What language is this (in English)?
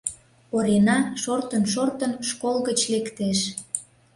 Mari